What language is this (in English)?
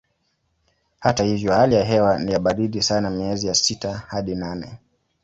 Swahili